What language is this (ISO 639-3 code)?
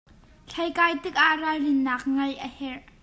cnh